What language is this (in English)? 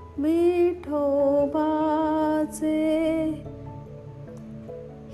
Marathi